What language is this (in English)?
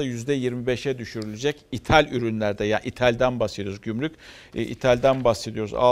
Turkish